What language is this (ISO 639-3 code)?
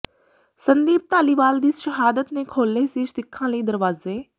pan